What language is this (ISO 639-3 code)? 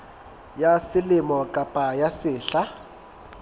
sot